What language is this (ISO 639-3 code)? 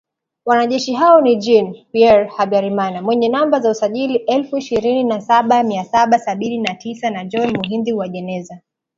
swa